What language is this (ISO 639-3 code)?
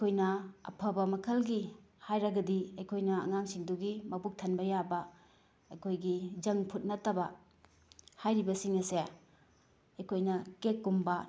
mni